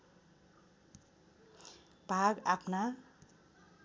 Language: Nepali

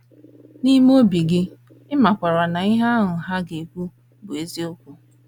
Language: Igbo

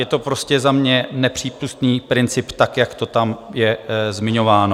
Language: Czech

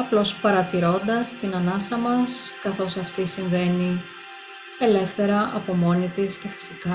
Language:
Greek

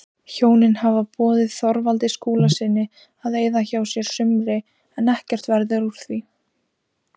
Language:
Icelandic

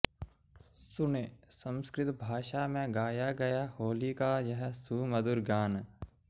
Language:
Sanskrit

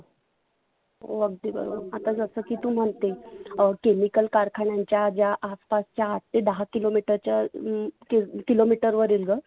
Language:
Marathi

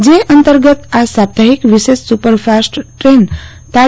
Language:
Gujarati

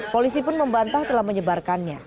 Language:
Indonesian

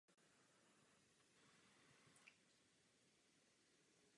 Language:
Czech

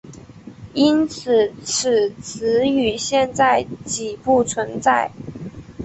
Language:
Chinese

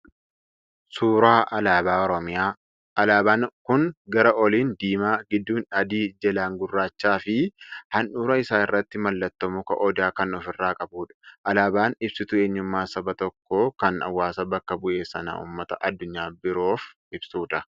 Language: Oromo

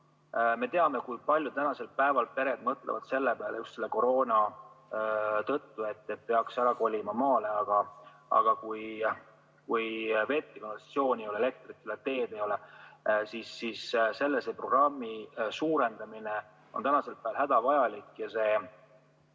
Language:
Estonian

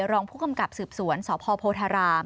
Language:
Thai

